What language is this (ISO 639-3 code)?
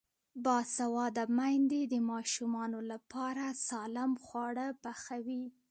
pus